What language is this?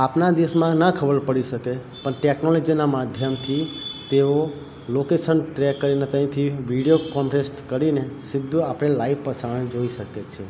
Gujarati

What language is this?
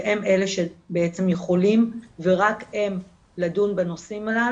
Hebrew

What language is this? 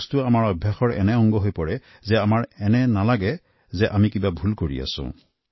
Assamese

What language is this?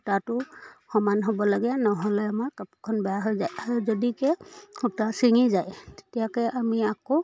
Assamese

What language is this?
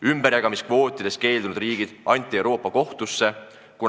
Estonian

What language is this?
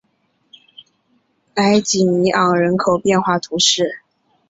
Chinese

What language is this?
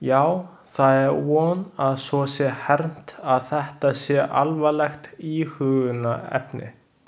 Icelandic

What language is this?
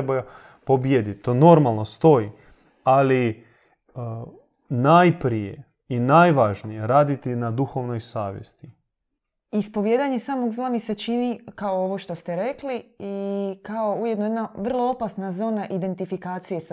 Croatian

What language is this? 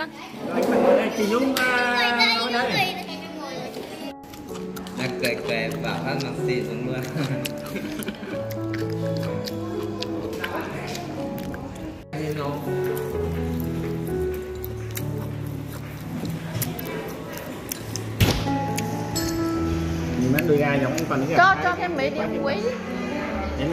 Vietnamese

